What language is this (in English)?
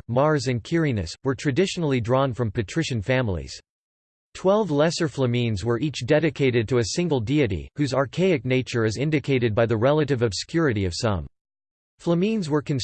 English